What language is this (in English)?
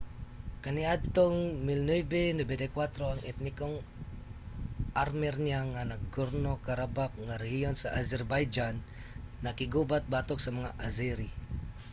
Cebuano